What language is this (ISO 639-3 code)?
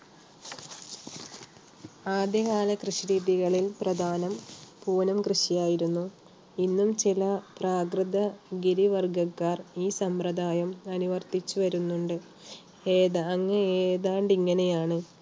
mal